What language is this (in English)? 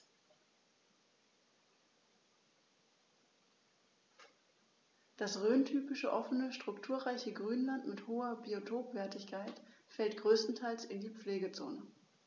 German